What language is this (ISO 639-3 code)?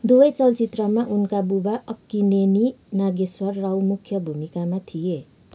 nep